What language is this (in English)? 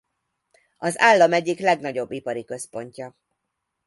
Hungarian